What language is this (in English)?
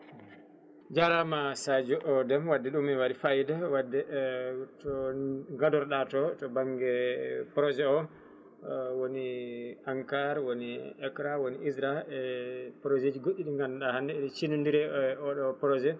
Fula